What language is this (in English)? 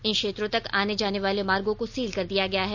Hindi